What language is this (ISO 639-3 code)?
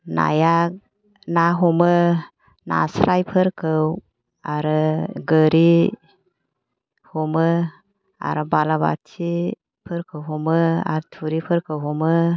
brx